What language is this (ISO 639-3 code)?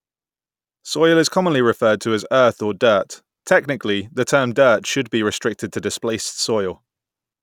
eng